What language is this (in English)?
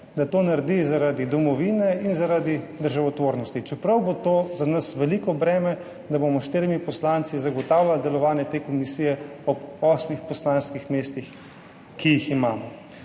Slovenian